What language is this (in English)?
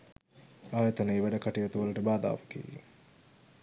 Sinhala